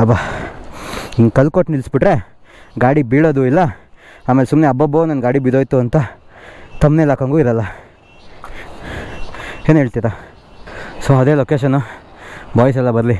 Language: Kannada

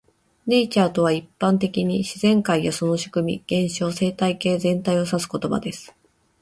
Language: Japanese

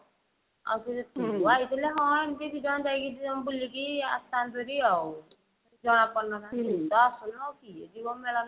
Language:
Odia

